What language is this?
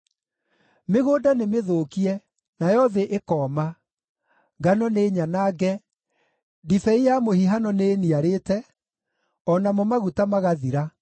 Kikuyu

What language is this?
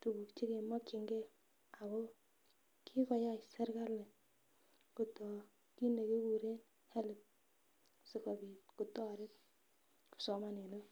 Kalenjin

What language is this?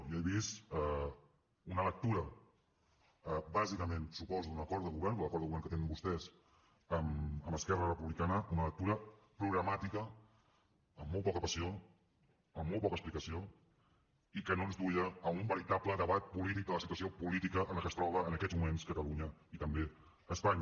Catalan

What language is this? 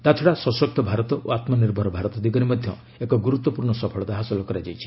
Odia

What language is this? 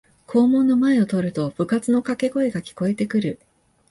Japanese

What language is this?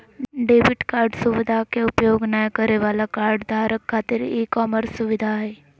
Magahi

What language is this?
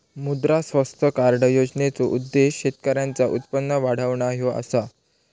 Marathi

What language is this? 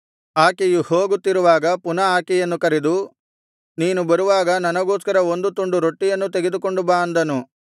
Kannada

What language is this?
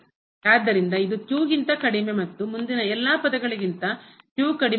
Kannada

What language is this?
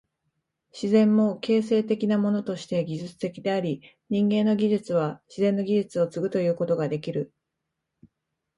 Japanese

